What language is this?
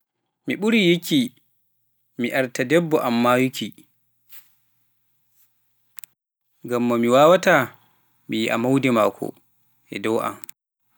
Pular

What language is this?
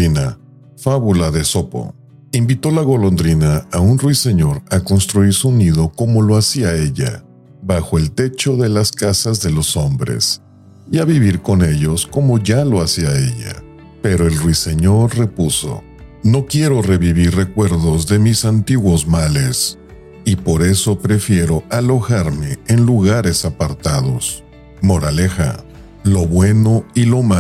Spanish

